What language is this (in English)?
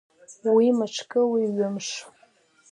Abkhazian